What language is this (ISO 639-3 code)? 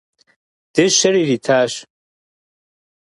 kbd